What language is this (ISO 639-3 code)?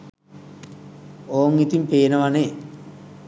sin